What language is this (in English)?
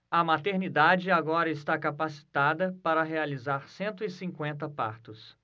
Portuguese